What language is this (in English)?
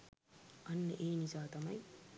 Sinhala